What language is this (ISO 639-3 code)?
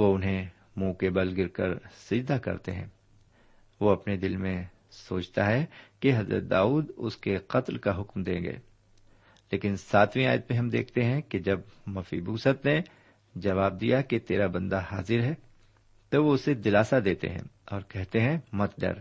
urd